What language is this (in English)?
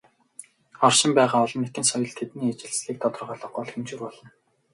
Mongolian